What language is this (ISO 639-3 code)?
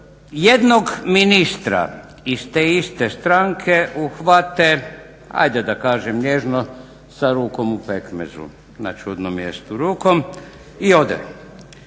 hrv